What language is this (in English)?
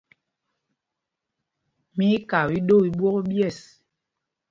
Mpumpong